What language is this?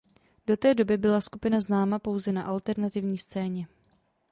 Czech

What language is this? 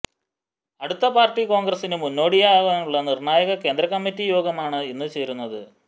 Malayalam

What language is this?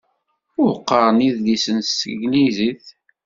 Kabyle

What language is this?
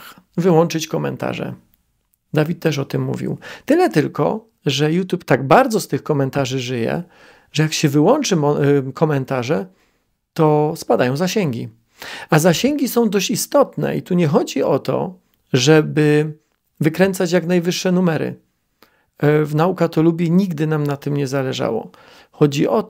Polish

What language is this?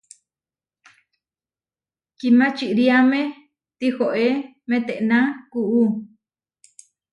Huarijio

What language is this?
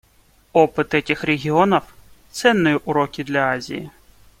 Russian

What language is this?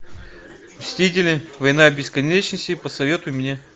Russian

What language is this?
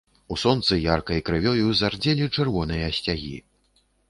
Belarusian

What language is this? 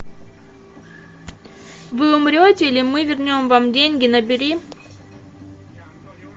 Russian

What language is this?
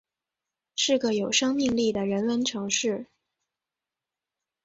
Chinese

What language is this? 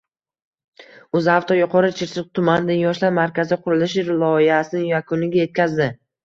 Uzbek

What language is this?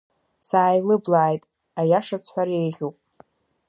Abkhazian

